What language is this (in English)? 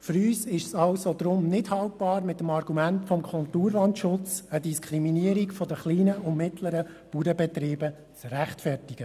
Swiss German